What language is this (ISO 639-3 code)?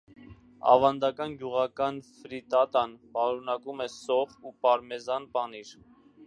hye